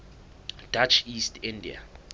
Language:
Southern Sotho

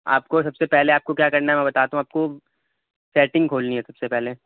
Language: Urdu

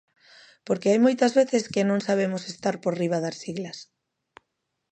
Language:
Galician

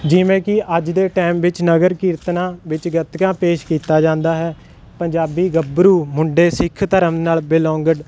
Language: Punjabi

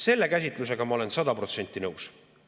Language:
Estonian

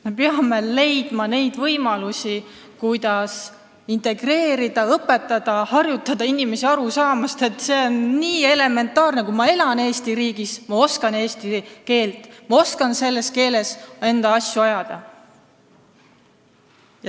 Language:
Estonian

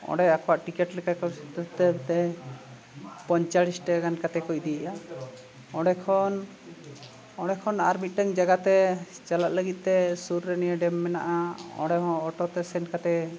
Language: Santali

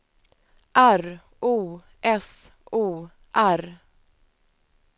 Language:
Swedish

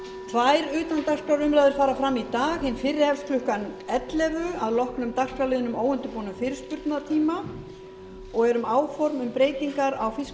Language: Icelandic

